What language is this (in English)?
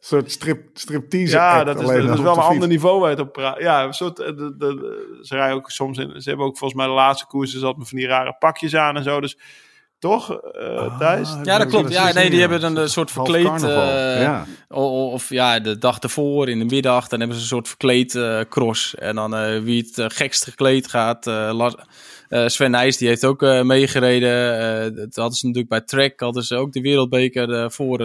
Dutch